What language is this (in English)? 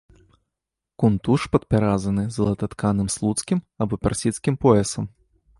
Belarusian